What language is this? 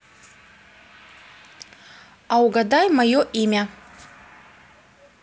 Russian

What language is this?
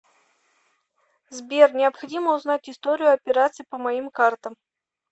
Russian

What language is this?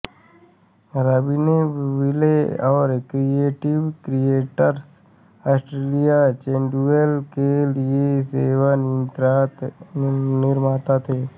Hindi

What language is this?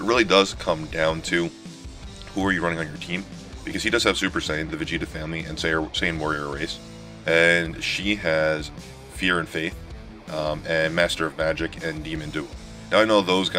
English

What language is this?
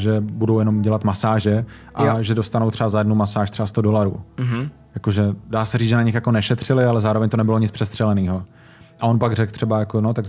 Czech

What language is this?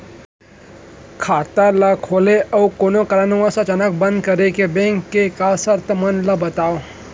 Chhattisgarhi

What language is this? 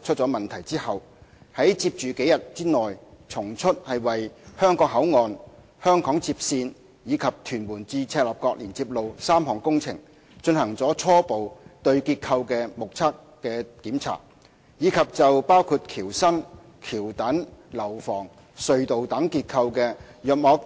Cantonese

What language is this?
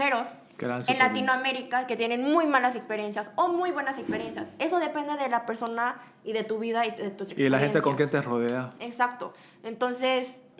Spanish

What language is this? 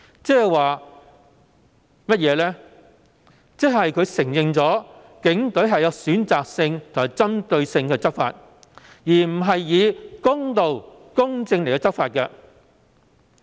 Cantonese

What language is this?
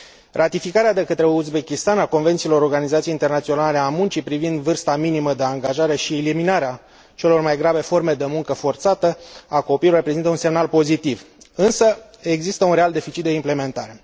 Romanian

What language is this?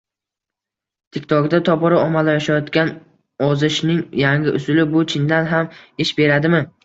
Uzbek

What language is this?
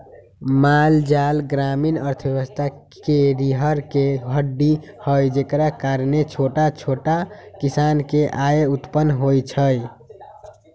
Magahi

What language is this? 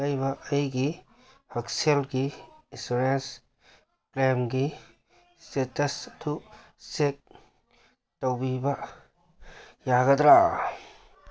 Manipuri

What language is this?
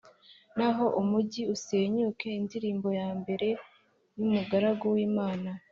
Kinyarwanda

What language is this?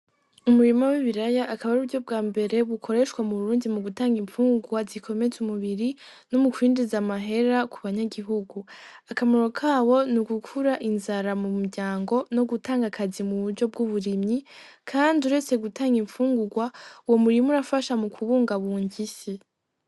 Rundi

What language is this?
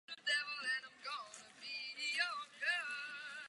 Czech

